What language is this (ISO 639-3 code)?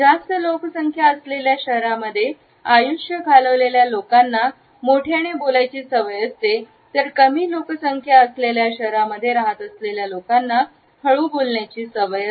mar